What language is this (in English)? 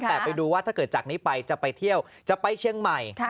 Thai